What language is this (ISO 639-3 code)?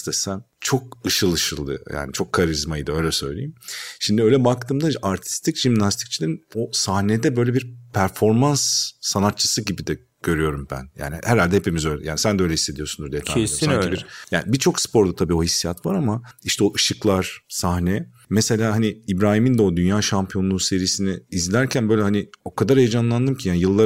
tur